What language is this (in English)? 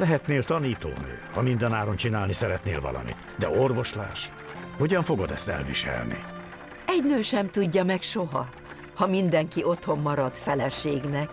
Hungarian